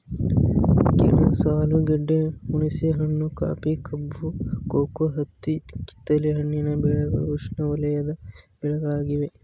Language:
Kannada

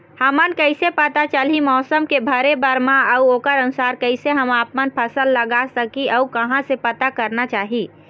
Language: Chhattisgarhi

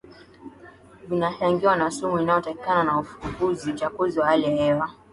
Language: Swahili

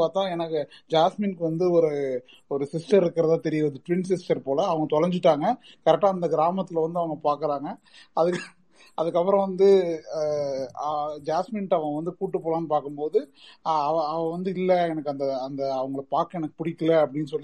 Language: Tamil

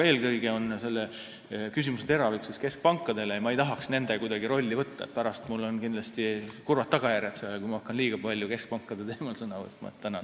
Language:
Estonian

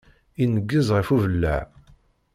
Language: Kabyle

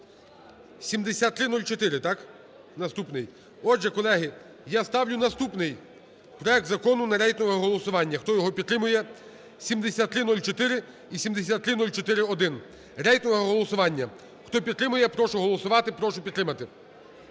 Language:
Ukrainian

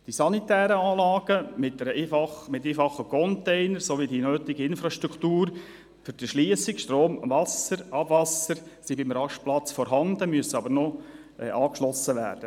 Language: Swiss German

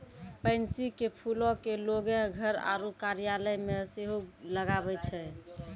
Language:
Maithili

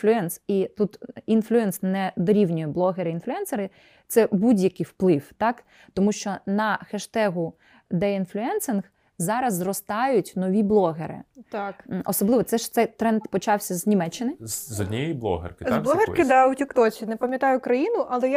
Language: Ukrainian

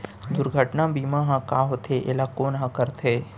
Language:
Chhattisgarhi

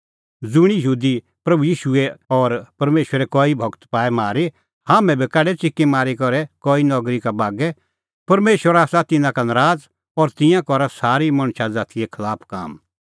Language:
Kullu Pahari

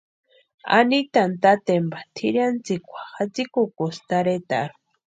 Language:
Western Highland Purepecha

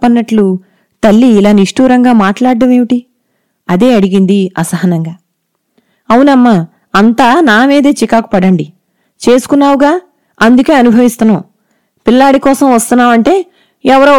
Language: Telugu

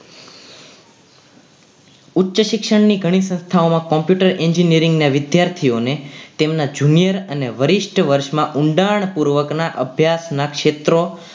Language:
Gujarati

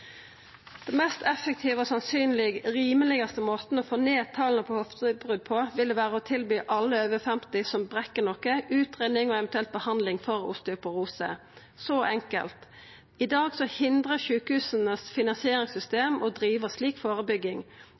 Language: Norwegian Nynorsk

